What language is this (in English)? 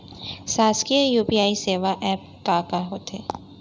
Chhattisgarhi